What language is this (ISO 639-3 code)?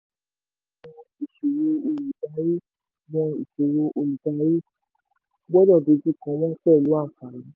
yor